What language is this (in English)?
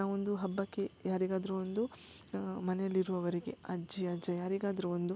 Kannada